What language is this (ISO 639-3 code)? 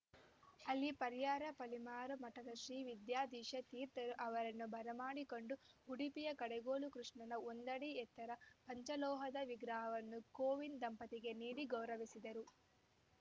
kan